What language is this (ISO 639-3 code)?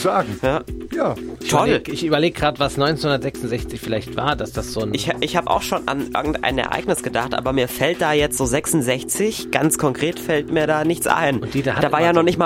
deu